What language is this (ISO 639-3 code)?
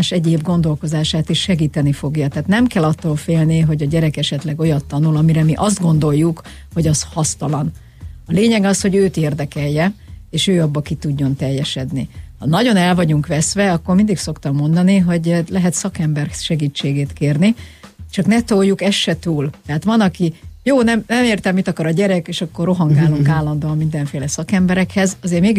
hun